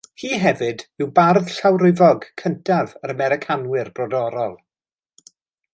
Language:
Welsh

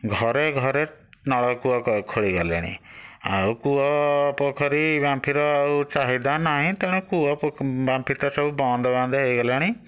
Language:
Odia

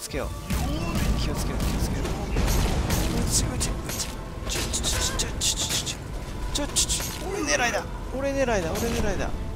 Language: Japanese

